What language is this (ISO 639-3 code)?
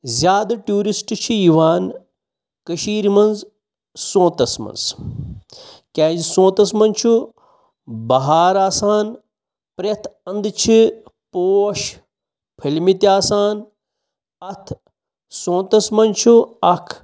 kas